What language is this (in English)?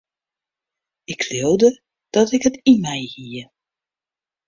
Western Frisian